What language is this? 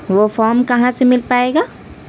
Urdu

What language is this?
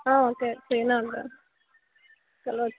Telugu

